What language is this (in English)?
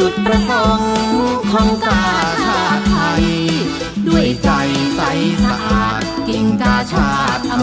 Thai